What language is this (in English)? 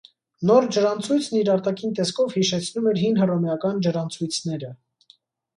Armenian